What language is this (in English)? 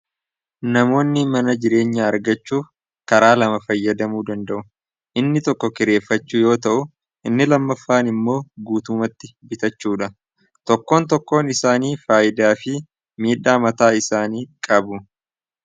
Oromo